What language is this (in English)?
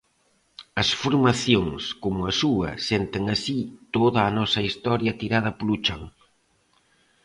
Galician